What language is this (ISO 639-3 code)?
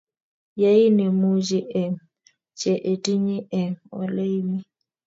kln